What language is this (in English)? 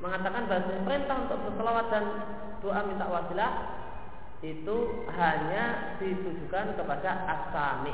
Indonesian